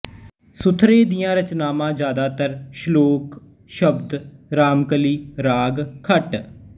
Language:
Punjabi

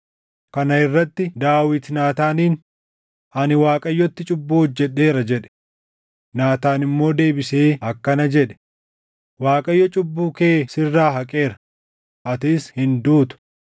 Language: Oromo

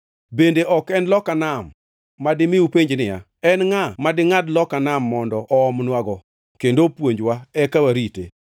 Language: Luo (Kenya and Tanzania)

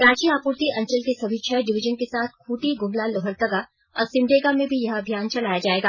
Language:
Hindi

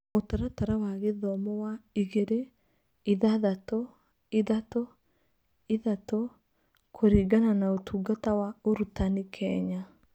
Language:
Kikuyu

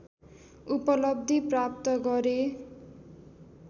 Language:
Nepali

